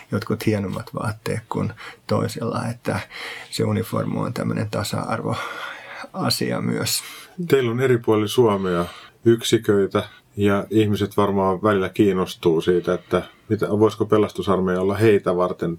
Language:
Finnish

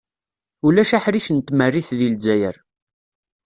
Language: Kabyle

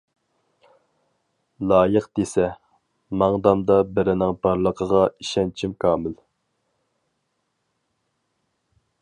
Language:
Uyghur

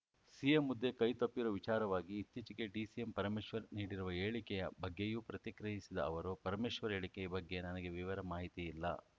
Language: Kannada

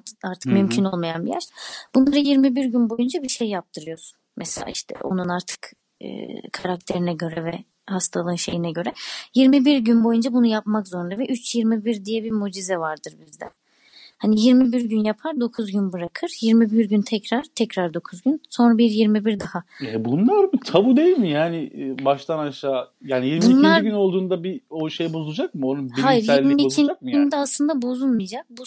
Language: Turkish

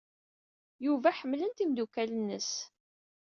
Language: Kabyle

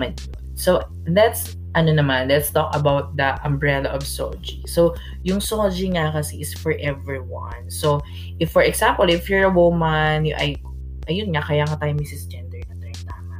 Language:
Filipino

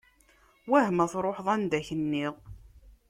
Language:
Kabyle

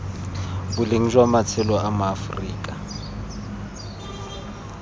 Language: Tswana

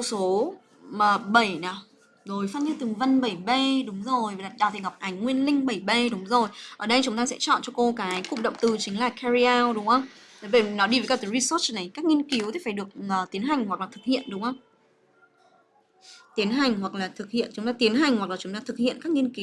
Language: Vietnamese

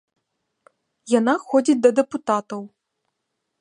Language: Belarusian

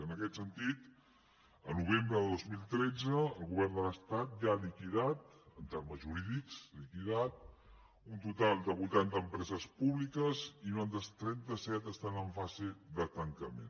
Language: Catalan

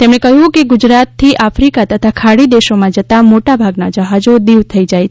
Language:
Gujarati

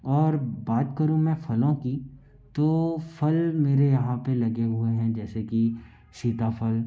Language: Hindi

